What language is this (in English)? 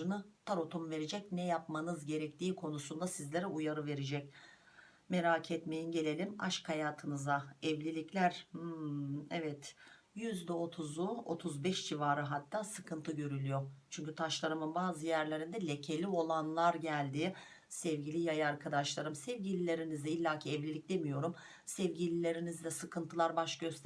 Turkish